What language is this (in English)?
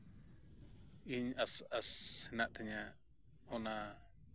Santali